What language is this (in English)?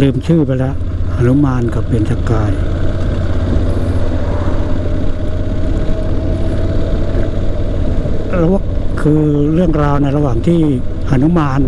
Thai